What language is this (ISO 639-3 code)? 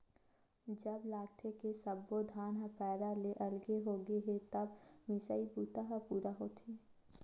hne